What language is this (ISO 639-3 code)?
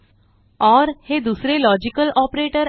mar